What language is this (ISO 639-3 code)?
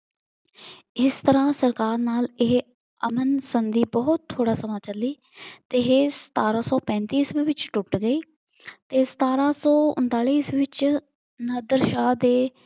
pan